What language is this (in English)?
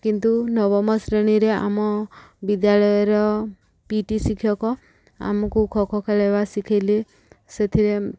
Odia